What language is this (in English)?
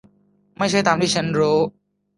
Thai